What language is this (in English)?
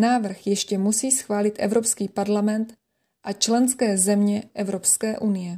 Czech